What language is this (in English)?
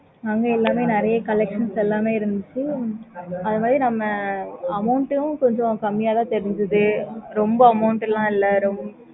Tamil